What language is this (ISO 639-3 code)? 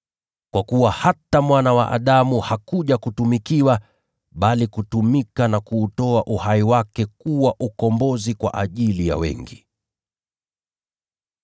swa